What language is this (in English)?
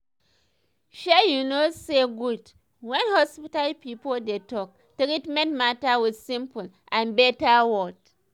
Nigerian Pidgin